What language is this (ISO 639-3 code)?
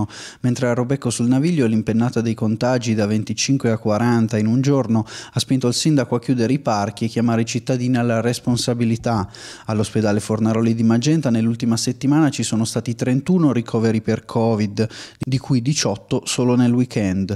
ita